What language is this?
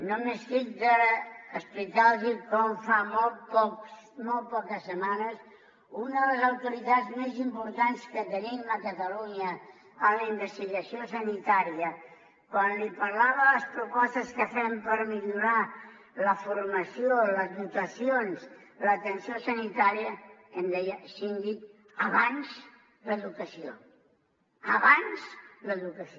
Catalan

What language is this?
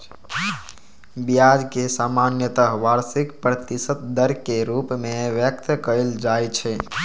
Maithili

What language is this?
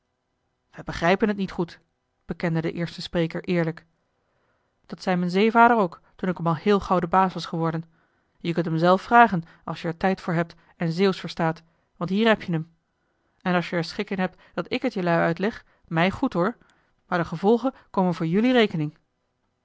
Dutch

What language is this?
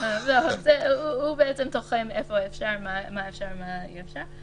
Hebrew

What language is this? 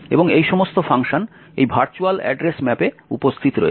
Bangla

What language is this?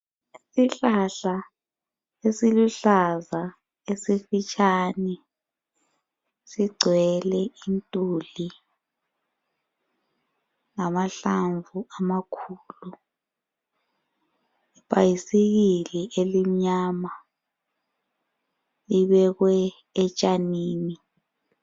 North Ndebele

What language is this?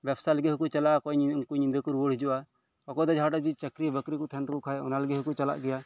Santali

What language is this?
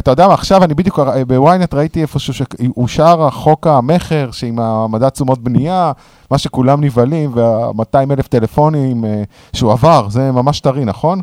Hebrew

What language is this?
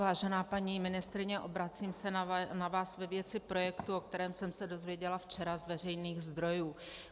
Czech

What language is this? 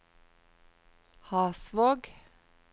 Norwegian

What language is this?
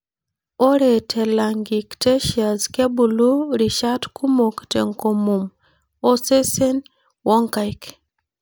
Masai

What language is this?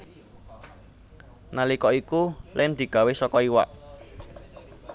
Javanese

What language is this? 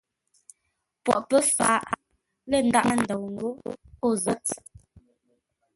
Ngombale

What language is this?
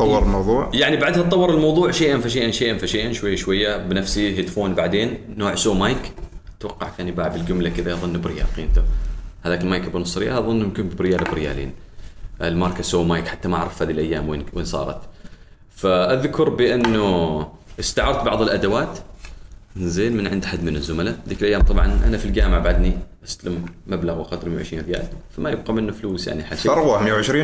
Arabic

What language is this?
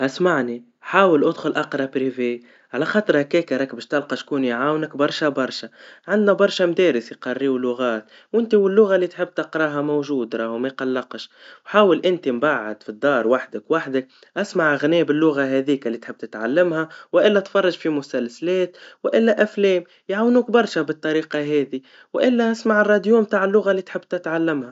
Tunisian Arabic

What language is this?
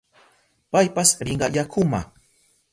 Southern Pastaza Quechua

